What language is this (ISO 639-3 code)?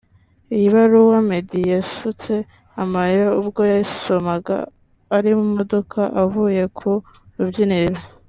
kin